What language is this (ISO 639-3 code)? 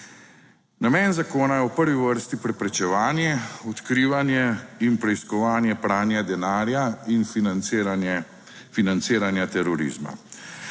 slv